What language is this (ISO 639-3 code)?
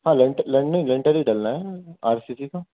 urd